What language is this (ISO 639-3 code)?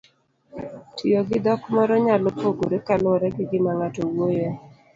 luo